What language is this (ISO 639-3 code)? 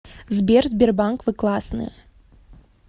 rus